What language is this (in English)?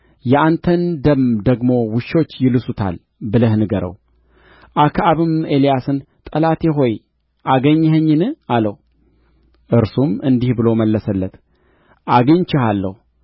Amharic